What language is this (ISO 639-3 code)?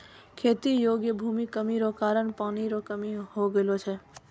mai